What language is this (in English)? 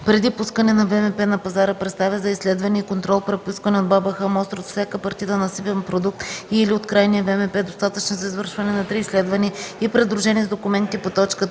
Bulgarian